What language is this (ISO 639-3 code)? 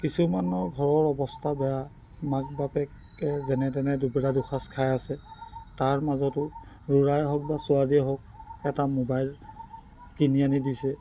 asm